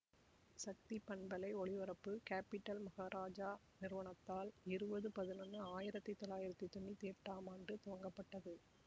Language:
Tamil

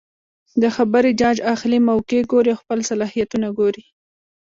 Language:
Pashto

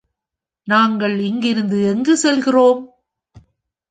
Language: Tamil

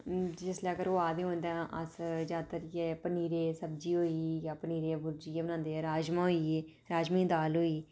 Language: Dogri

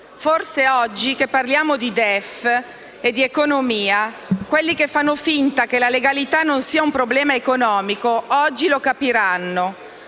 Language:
Italian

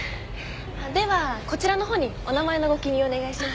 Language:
Japanese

